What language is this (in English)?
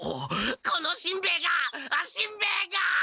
Japanese